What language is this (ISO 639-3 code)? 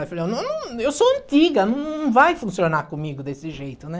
por